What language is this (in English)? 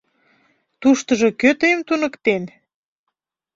Mari